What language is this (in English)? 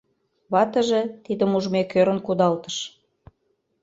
Mari